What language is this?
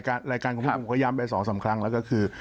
Thai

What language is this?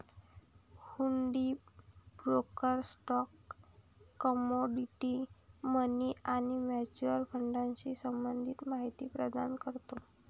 Marathi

